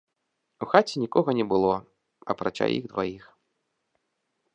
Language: Belarusian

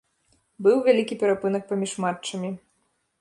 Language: Belarusian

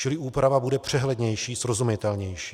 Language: Czech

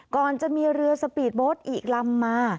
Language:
Thai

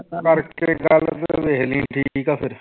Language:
Punjabi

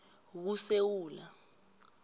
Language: South Ndebele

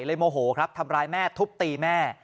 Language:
Thai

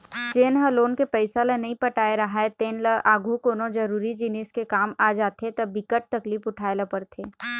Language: Chhattisgarhi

